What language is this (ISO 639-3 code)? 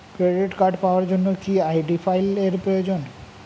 ben